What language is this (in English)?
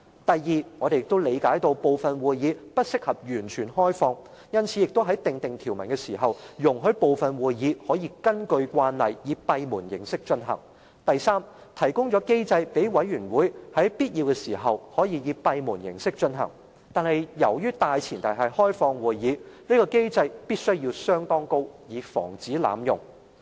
Cantonese